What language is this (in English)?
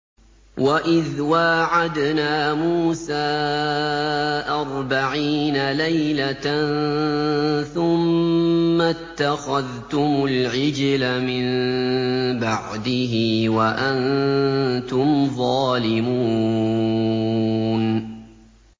Arabic